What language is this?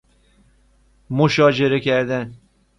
Persian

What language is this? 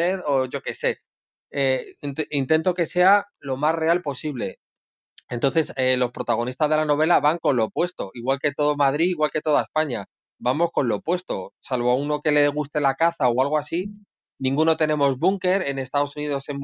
Spanish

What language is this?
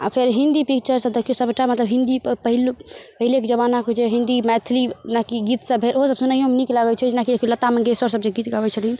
Maithili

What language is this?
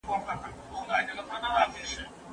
Pashto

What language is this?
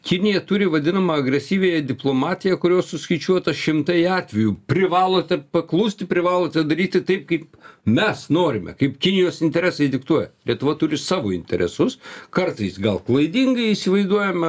Lithuanian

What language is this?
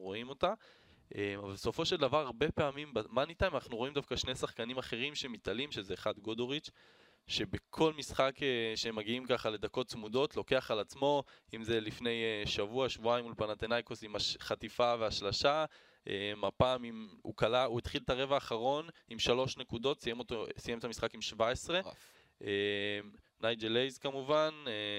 Hebrew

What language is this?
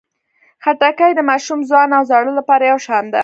Pashto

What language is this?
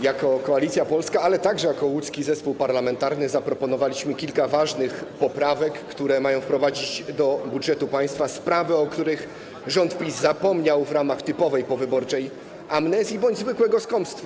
Polish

